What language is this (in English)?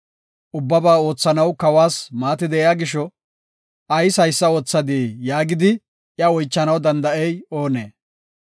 Gofa